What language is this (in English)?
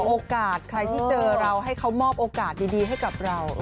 Thai